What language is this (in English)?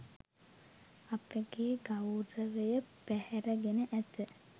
Sinhala